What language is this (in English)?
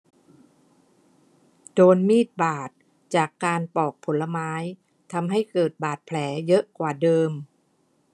Thai